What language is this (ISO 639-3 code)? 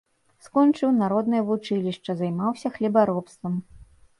bel